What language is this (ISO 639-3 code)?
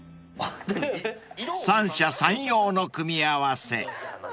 jpn